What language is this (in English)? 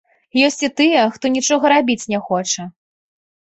Belarusian